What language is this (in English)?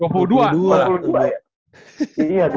Indonesian